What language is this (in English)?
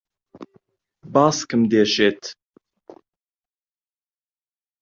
Central Kurdish